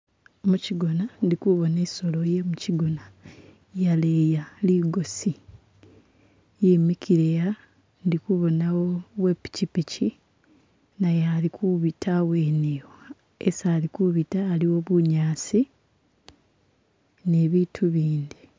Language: Masaaba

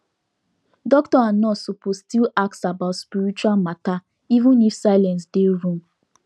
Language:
Nigerian Pidgin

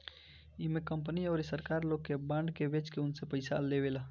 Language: Bhojpuri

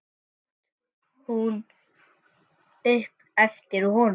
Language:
Icelandic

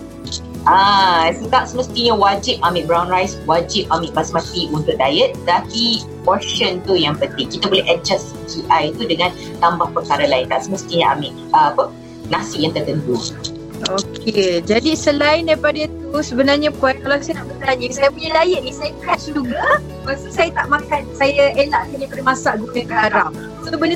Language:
Malay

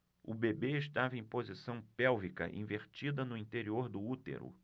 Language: Portuguese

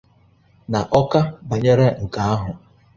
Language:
Igbo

